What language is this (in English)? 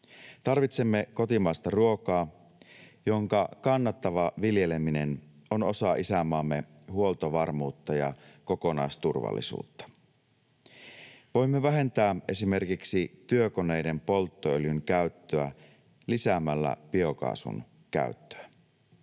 Finnish